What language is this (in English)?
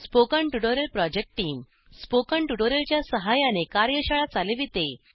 Marathi